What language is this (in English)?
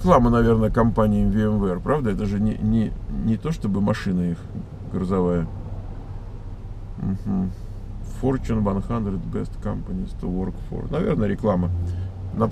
Russian